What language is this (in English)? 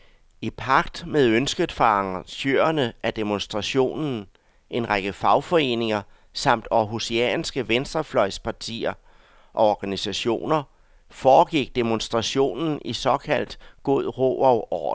Danish